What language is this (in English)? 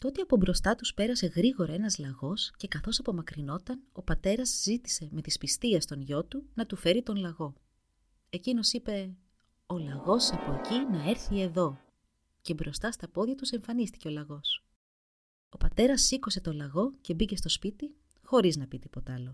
Greek